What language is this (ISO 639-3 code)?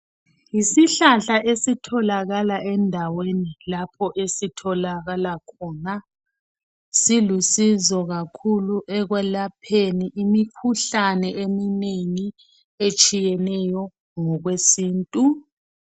nde